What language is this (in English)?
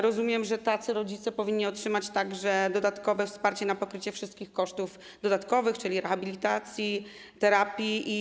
Polish